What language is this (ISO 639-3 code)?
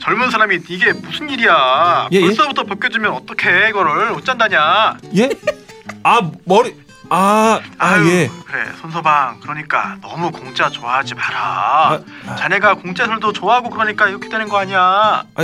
kor